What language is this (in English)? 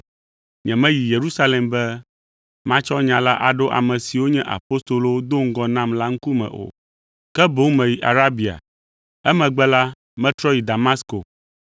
Ewe